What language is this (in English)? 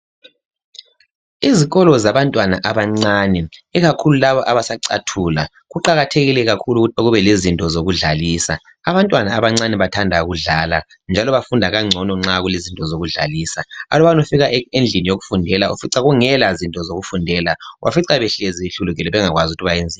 North Ndebele